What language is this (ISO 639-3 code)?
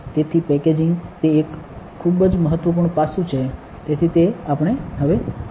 guj